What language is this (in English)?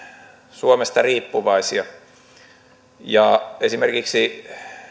Finnish